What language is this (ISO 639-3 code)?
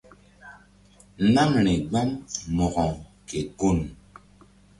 mdd